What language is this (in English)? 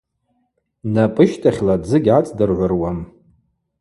Abaza